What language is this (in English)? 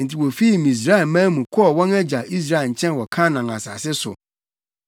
Akan